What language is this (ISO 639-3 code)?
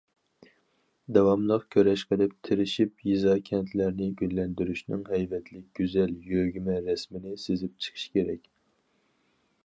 uig